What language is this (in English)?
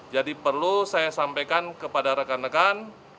Indonesian